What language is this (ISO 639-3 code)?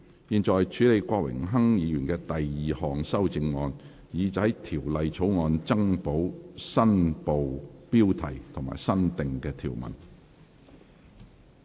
yue